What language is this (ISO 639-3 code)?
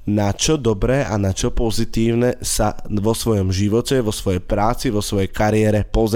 slk